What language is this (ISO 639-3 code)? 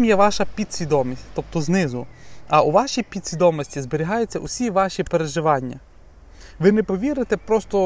ukr